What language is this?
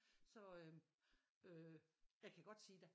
Danish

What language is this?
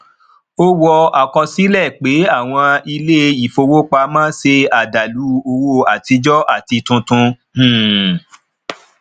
Yoruba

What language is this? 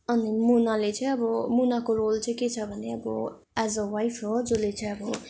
Nepali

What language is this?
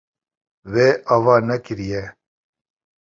Kurdish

